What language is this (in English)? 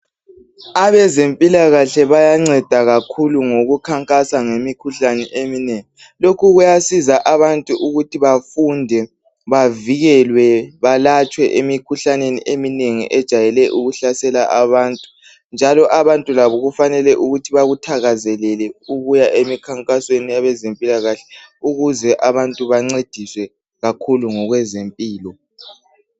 North Ndebele